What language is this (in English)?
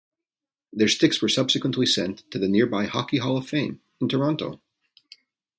English